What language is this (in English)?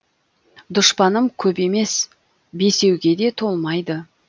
Kazakh